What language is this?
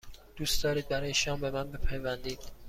Persian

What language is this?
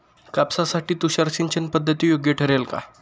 Marathi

